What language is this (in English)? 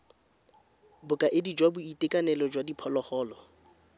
Tswana